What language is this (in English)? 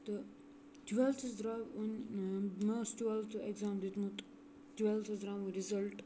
Kashmiri